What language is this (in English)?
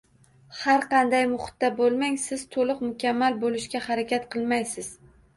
Uzbek